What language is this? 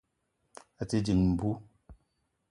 Eton (Cameroon)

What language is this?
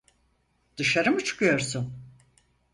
Turkish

